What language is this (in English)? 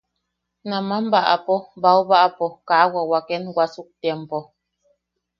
Yaqui